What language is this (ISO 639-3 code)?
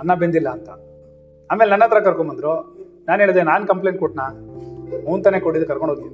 kan